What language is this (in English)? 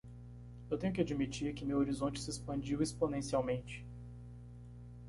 Portuguese